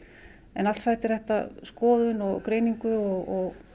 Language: Icelandic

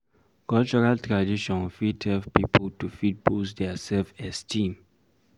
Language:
Nigerian Pidgin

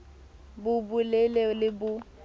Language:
Southern Sotho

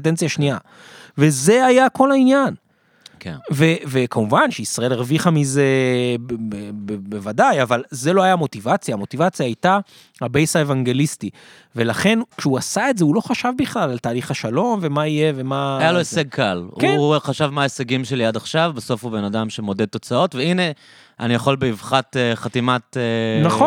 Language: Hebrew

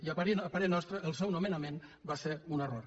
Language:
Catalan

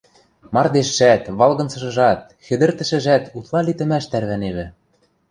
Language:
Western Mari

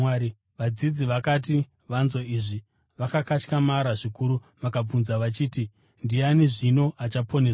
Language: Shona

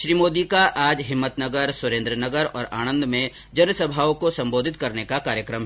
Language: Hindi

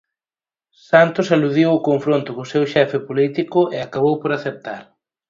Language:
Galician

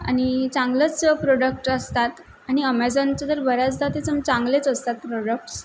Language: Marathi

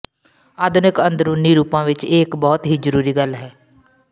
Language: Punjabi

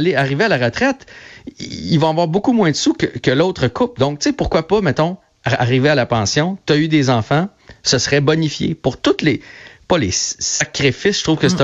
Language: French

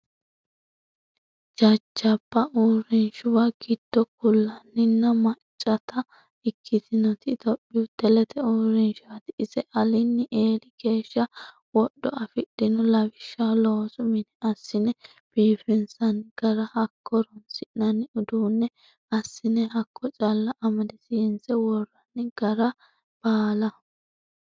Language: Sidamo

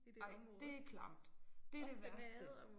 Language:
Danish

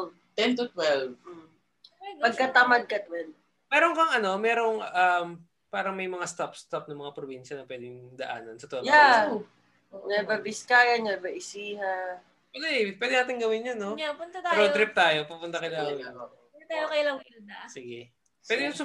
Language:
Filipino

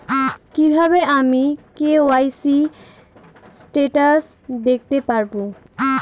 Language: Bangla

